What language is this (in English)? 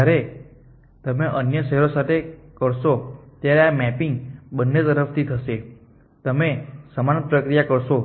Gujarati